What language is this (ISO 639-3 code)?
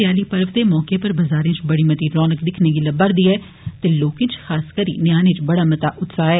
doi